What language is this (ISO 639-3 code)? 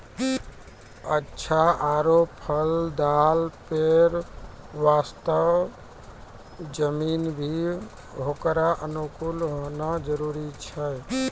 mai